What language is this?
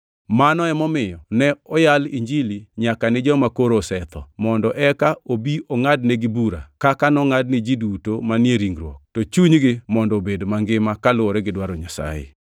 Luo (Kenya and Tanzania)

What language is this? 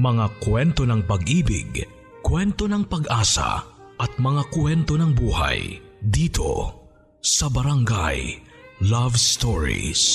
Filipino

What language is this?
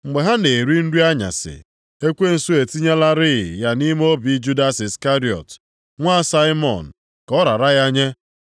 Igbo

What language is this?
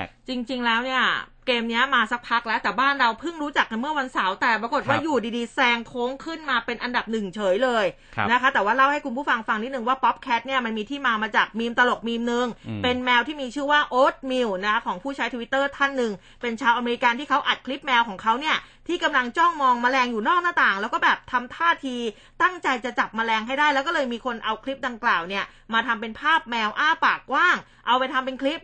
Thai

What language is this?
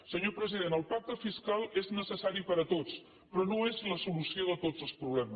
Catalan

